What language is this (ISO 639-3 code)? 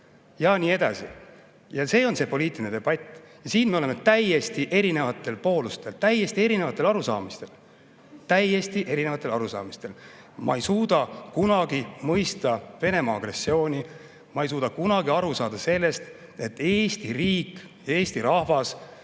est